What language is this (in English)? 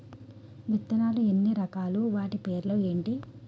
Telugu